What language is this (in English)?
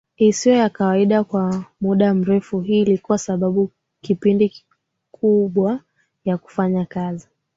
Swahili